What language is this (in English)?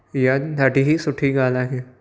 Sindhi